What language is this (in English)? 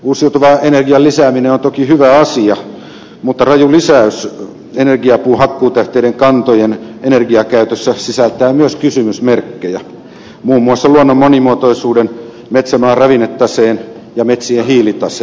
Finnish